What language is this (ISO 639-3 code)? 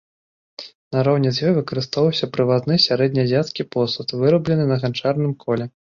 bel